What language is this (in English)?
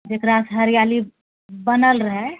Maithili